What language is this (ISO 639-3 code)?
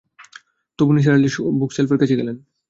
ben